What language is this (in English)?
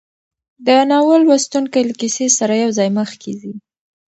Pashto